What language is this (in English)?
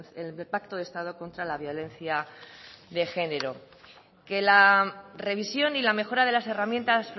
Spanish